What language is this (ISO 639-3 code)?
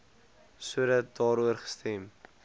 afr